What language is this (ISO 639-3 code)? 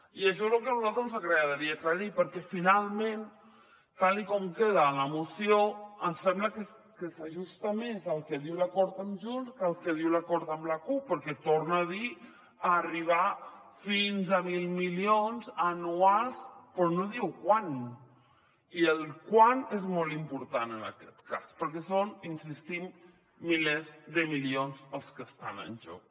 cat